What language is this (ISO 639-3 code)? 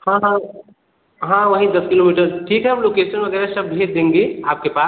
hin